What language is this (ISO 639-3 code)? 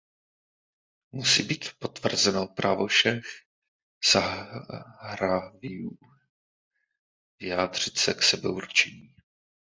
ces